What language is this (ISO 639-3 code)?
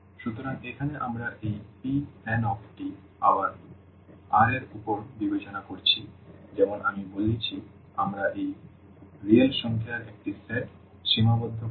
ben